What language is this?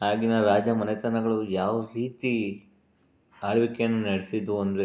Kannada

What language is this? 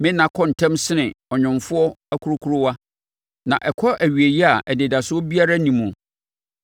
Akan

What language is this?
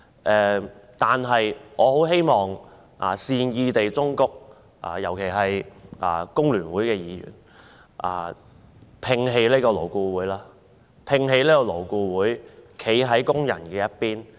Cantonese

